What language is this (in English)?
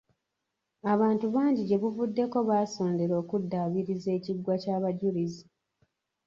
Ganda